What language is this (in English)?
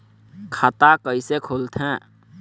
Chhattisgarhi